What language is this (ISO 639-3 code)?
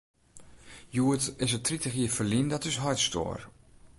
fry